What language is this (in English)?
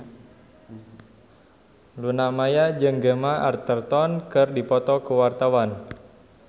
Sundanese